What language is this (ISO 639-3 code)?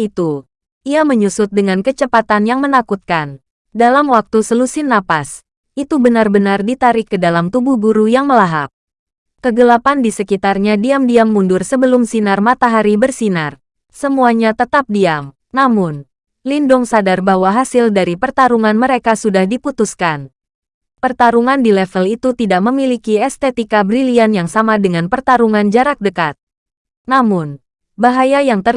ind